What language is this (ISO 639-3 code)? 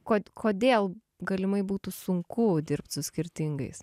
lit